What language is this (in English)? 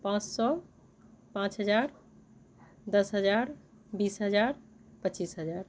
Maithili